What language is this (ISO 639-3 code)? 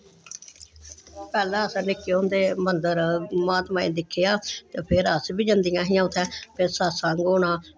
doi